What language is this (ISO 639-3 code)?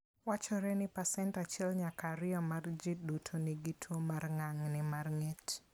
luo